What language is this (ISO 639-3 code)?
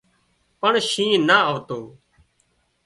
kxp